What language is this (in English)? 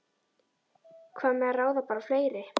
Icelandic